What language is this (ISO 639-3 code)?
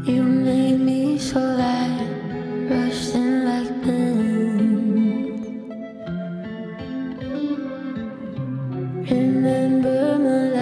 deu